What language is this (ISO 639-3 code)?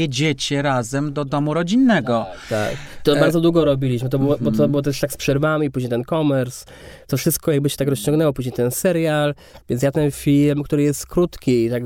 pol